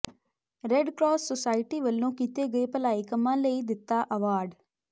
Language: Punjabi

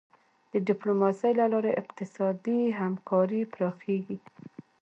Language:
Pashto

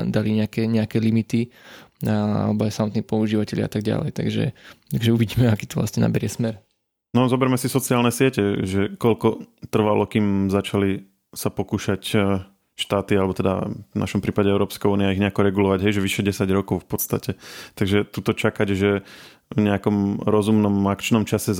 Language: Slovak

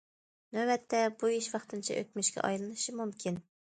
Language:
Uyghur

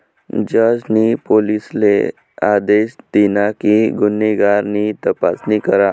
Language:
Marathi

